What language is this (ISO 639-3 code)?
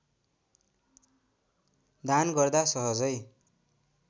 nep